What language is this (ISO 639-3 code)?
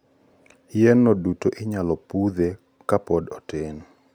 luo